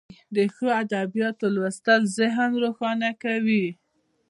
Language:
Pashto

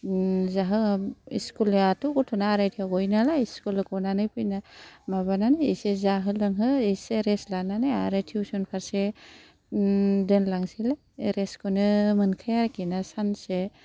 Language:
Bodo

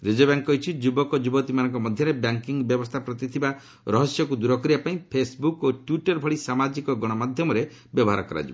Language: Odia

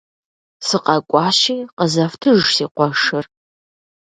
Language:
Kabardian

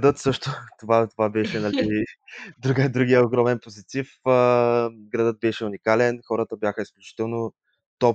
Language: Bulgarian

